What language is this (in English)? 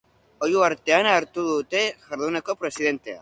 Basque